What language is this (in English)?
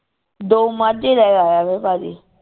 Punjabi